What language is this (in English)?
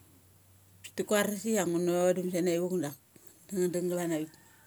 Mali